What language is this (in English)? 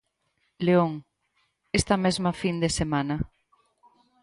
Galician